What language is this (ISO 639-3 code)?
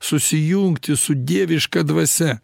lit